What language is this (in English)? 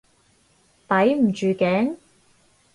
Cantonese